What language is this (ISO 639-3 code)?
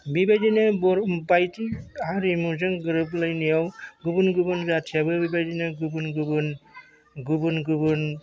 brx